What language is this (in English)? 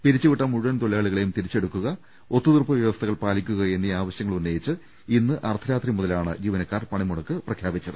Malayalam